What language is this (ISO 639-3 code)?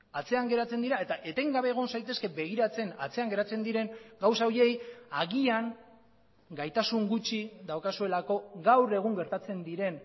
eus